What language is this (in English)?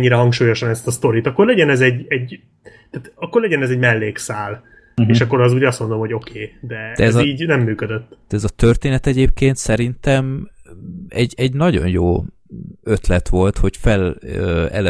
Hungarian